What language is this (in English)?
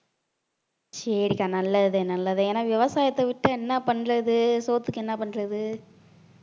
Tamil